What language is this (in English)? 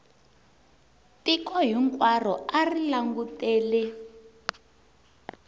Tsonga